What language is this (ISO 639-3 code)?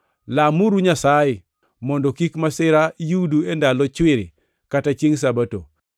luo